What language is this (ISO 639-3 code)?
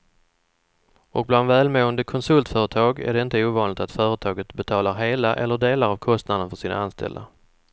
swe